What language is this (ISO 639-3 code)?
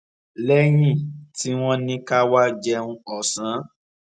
yor